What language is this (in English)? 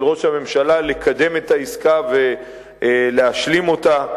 Hebrew